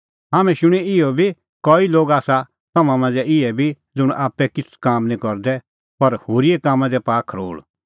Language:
Kullu Pahari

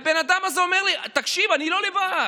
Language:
Hebrew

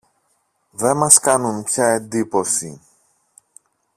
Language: Greek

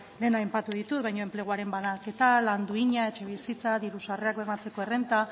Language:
Basque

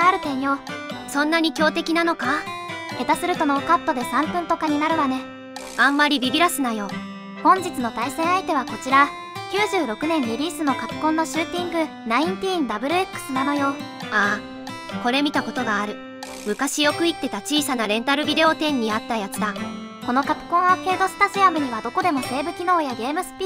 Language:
Japanese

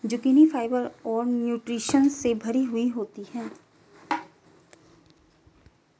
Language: Hindi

